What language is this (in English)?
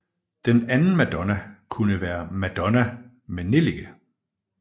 Danish